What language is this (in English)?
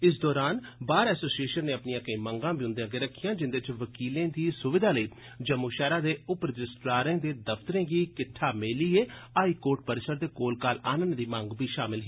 Dogri